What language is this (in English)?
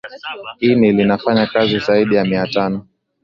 Swahili